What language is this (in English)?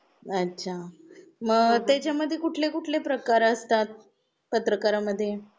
Marathi